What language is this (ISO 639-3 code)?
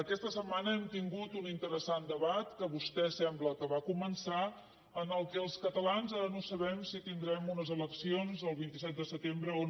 cat